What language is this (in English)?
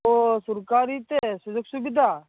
Santali